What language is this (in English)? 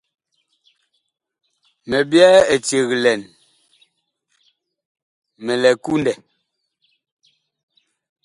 Bakoko